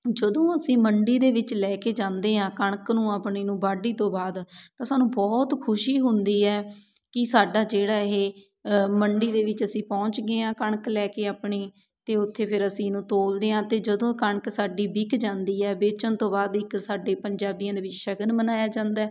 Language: Punjabi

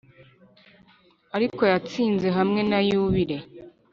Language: Kinyarwanda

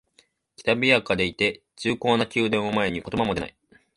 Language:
Japanese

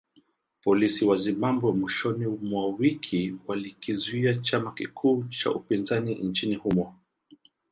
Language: Swahili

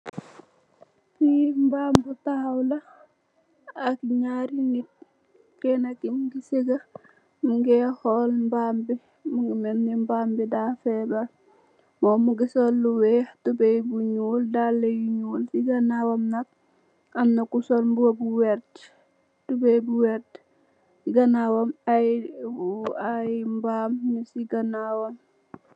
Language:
Wolof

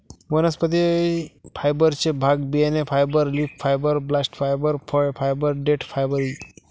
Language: Marathi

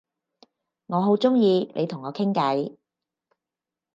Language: Cantonese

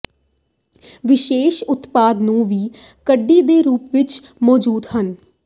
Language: Punjabi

